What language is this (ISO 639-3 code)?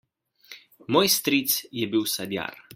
slv